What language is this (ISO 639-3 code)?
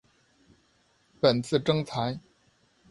zho